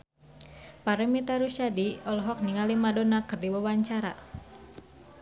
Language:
Sundanese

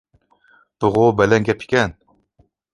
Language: Uyghur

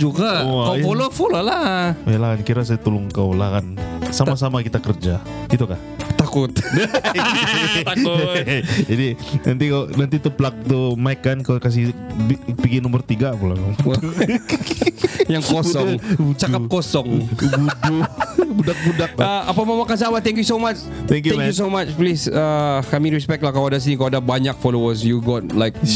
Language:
Malay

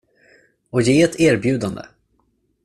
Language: Swedish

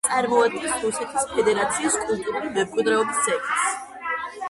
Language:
Georgian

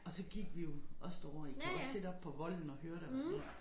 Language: Danish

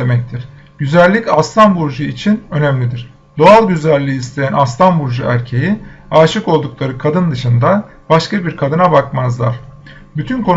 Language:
Turkish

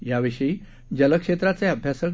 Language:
Marathi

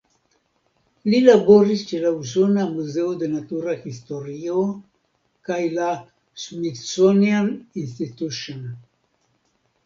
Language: Esperanto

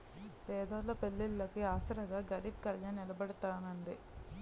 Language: Telugu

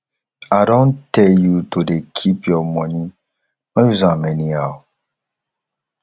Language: Nigerian Pidgin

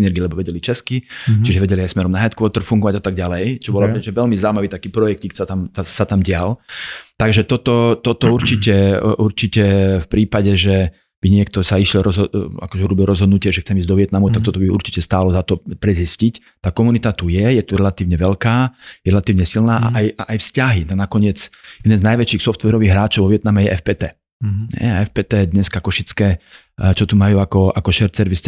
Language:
Slovak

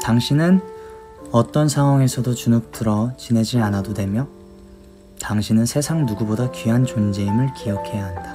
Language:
Korean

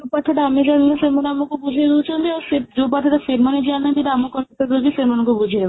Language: Odia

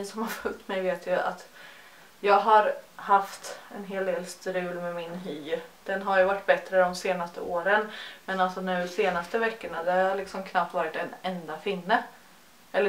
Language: Swedish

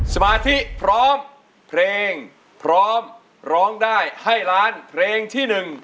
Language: Thai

